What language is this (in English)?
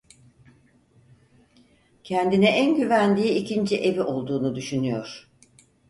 Turkish